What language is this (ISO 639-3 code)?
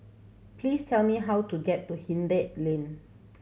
eng